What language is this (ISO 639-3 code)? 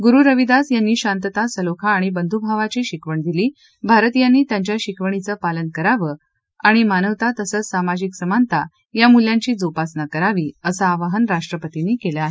mar